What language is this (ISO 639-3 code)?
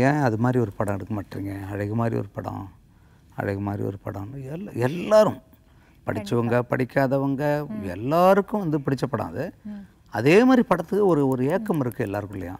kor